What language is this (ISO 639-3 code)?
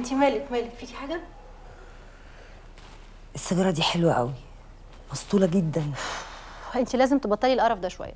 ara